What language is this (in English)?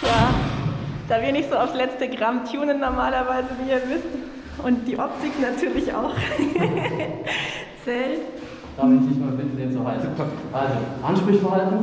German